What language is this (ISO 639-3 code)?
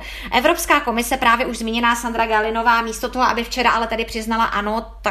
ces